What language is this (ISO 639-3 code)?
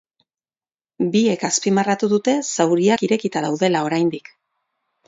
eus